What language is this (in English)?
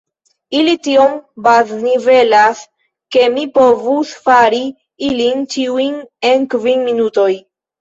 Esperanto